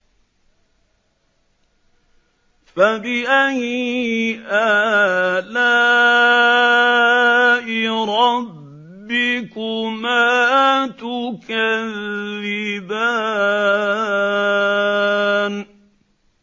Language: Arabic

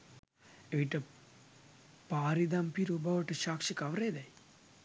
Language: Sinhala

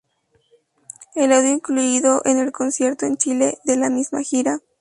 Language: Spanish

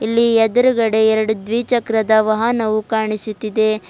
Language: Kannada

